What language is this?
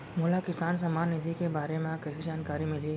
Chhattisgarhi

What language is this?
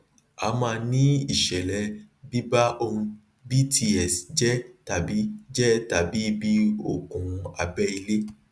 Yoruba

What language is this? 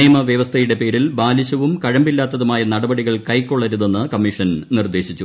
Malayalam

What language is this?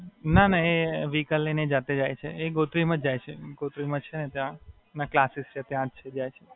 Gujarati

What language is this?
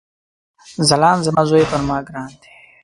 Pashto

